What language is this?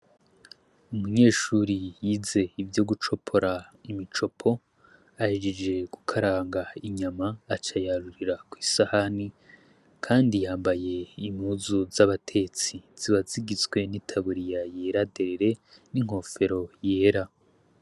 Rundi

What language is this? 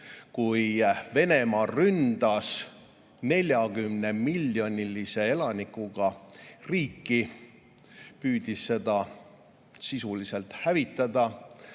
Estonian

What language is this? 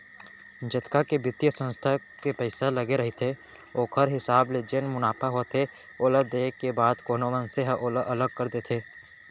Chhattisgarhi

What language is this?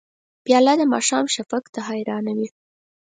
Pashto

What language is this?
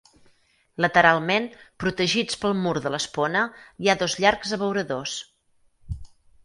Catalan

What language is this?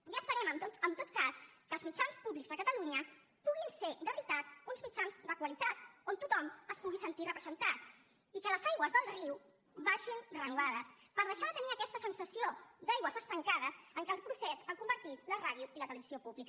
Catalan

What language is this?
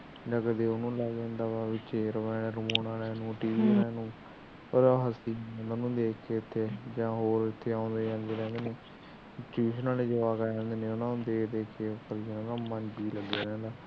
Punjabi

